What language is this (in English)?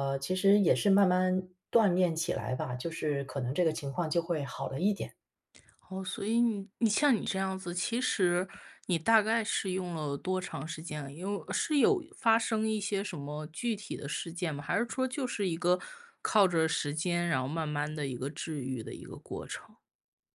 Chinese